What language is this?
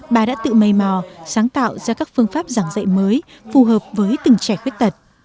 Vietnamese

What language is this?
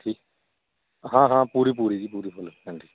Punjabi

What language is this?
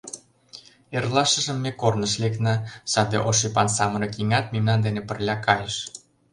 Mari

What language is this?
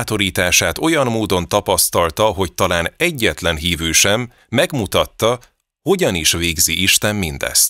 Hungarian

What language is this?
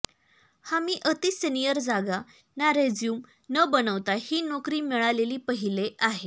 Marathi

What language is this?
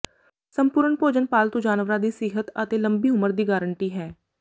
Punjabi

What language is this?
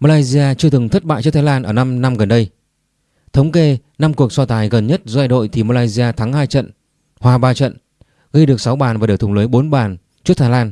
Vietnamese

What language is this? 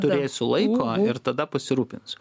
Lithuanian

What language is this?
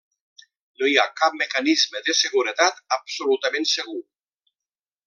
Catalan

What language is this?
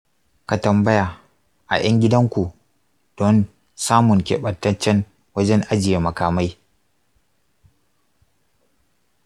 Hausa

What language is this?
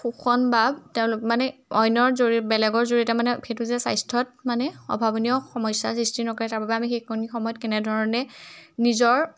Assamese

